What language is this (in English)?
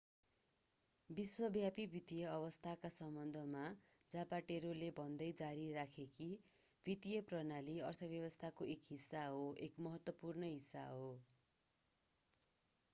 Nepali